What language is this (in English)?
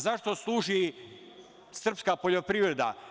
Serbian